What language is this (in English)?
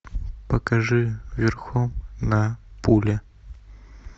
Russian